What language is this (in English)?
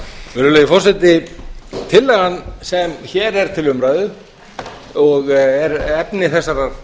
Icelandic